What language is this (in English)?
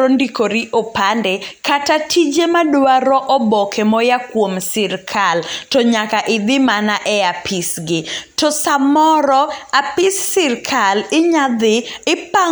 Luo (Kenya and Tanzania)